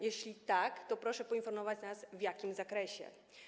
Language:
Polish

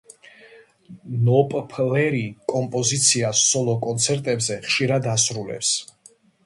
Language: Georgian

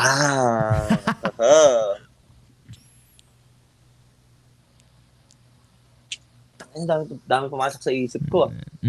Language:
Filipino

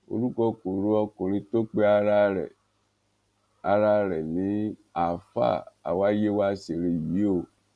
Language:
Yoruba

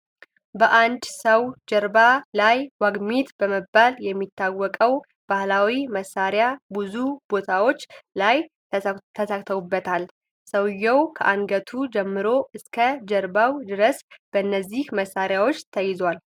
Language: Amharic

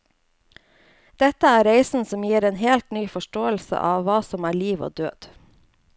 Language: Norwegian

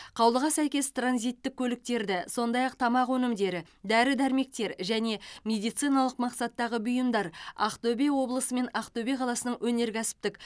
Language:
Kazakh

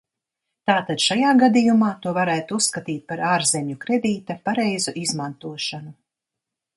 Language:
Latvian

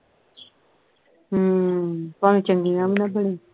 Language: Punjabi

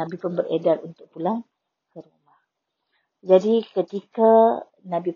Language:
Malay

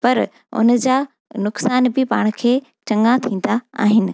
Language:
Sindhi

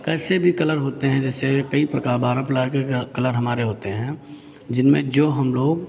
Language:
Hindi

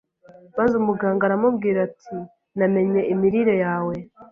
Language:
Kinyarwanda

